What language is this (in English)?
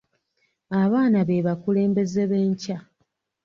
Ganda